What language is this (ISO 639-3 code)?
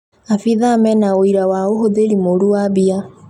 kik